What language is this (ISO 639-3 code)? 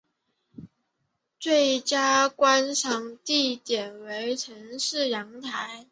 zho